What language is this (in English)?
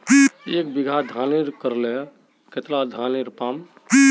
Magahi